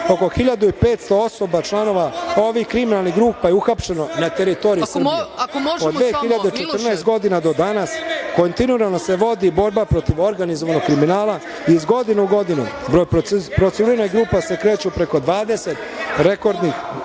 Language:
Serbian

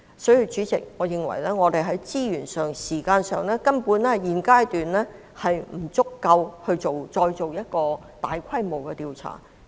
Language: Cantonese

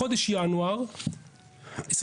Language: Hebrew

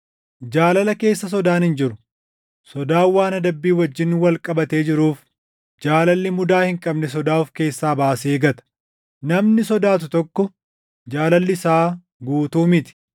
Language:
Oromo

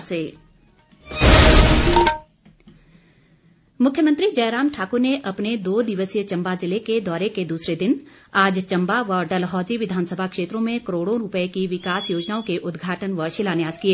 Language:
Hindi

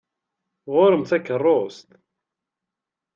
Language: Kabyle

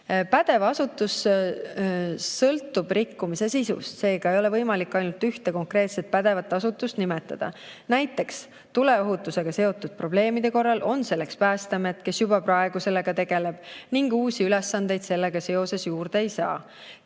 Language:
Estonian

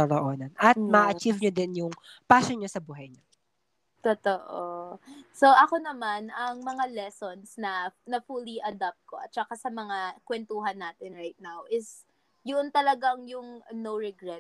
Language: Filipino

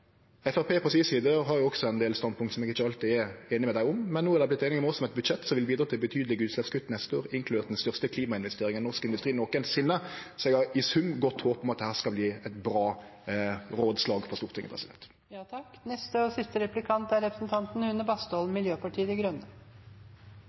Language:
Norwegian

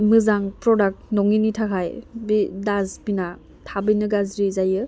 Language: Bodo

